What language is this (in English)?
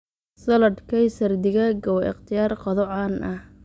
Somali